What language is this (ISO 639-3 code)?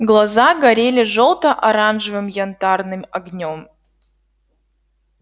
rus